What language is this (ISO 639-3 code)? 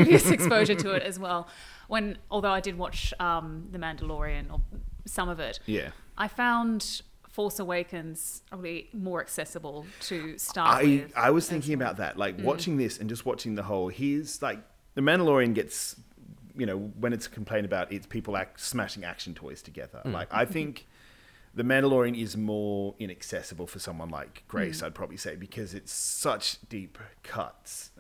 eng